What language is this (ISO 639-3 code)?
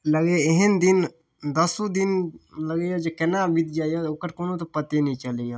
mai